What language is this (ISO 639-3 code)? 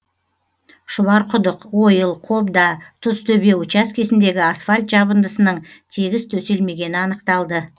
kaz